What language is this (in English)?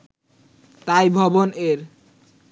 Bangla